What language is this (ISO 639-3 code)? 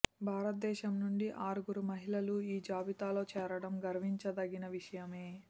tel